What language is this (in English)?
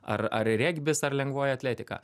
Lithuanian